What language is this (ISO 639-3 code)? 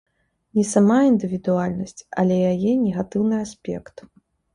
bel